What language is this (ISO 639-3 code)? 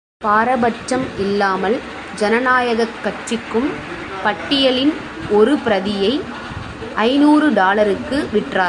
tam